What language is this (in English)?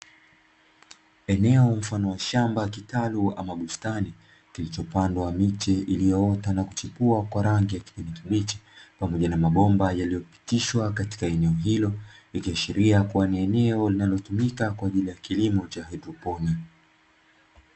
Swahili